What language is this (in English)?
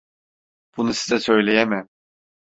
Turkish